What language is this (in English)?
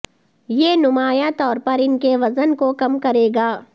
Urdu